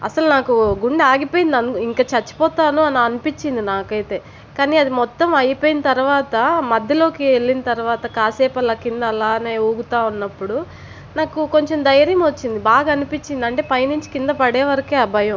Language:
Telugu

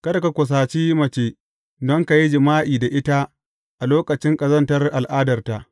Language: Hausa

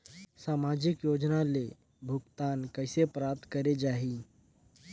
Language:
Chhattisgarhi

